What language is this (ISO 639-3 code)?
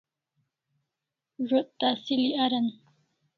kls